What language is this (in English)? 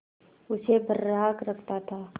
Hindi